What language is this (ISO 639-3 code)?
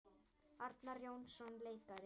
isl